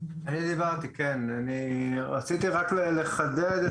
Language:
Hebrew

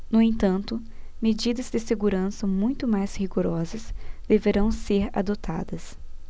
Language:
Portuguese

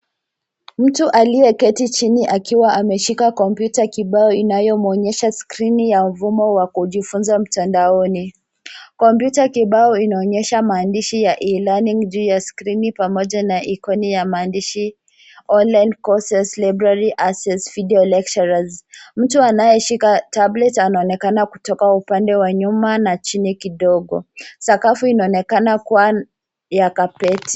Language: Swahili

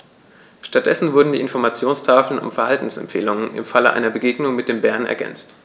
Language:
German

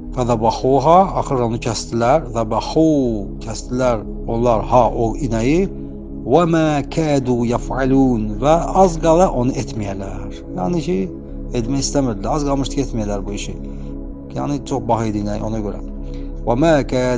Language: Turkish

